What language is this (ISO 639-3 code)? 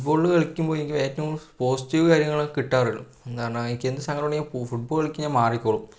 mal